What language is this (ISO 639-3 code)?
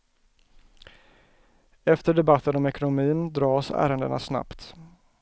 swe